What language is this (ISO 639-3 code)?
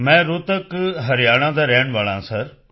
pan